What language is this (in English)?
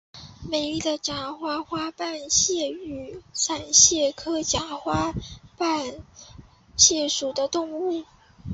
Chinese